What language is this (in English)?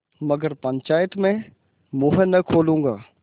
Hindi